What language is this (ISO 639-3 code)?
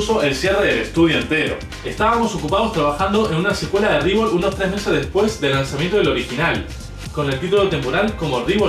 spa